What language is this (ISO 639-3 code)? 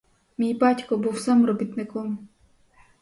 ukr